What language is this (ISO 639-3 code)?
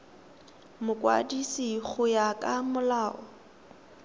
tsn